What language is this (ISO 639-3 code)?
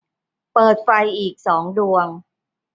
tha